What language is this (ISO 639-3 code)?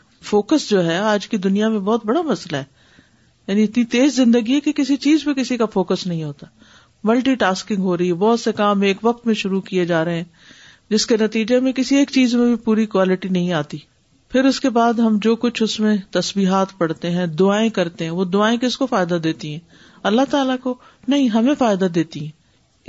urd